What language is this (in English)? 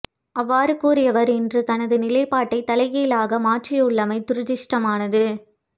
Tamil